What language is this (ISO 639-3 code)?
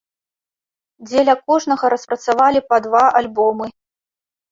bel